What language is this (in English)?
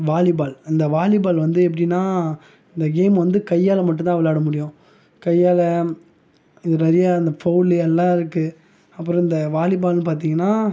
Tamil